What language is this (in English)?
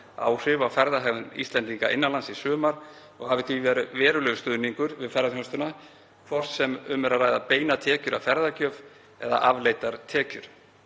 Icelandic